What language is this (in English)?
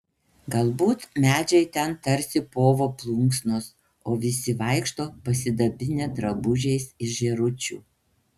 Lithuanian